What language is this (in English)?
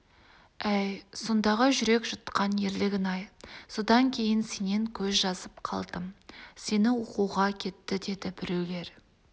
Kazakh